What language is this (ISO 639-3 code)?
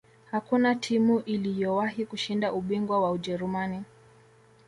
swa